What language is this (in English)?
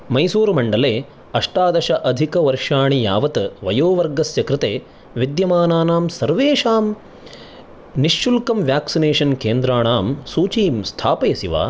Sanskrit